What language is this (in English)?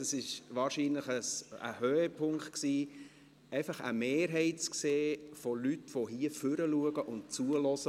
Swiss German